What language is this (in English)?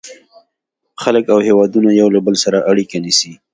Pashto